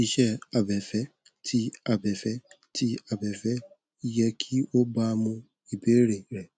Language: Yoruba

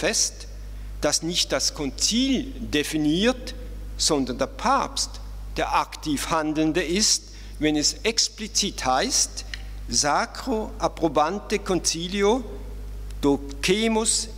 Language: German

